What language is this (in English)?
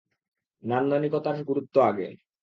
Bangla